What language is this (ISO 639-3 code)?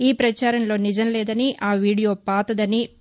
tel